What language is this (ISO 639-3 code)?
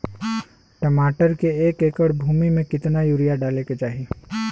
bho